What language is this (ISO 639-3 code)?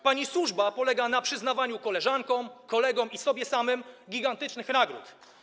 pol